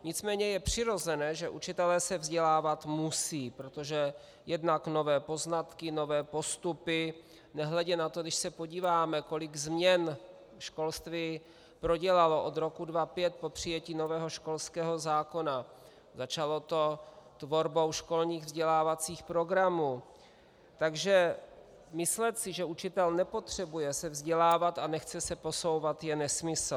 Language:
Czech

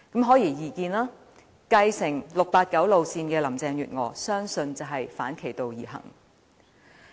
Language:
Cantonese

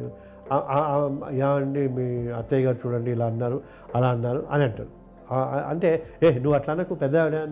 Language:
Telugu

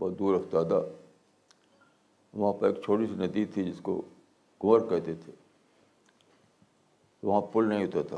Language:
Urdu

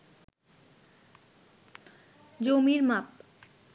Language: Bangla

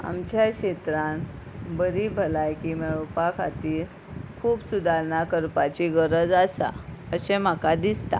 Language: Konkani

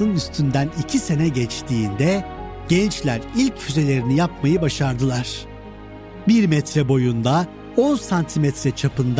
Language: Turkish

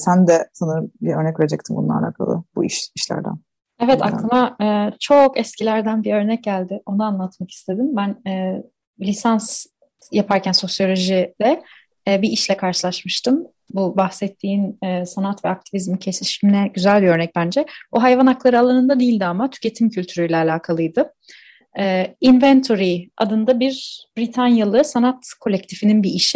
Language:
Turkish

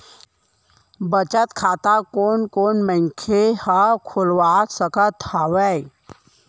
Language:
Chhattisgarhi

